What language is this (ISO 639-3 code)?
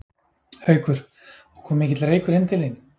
isl